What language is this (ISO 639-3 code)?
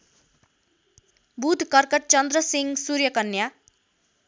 nep